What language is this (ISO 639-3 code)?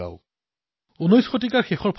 asm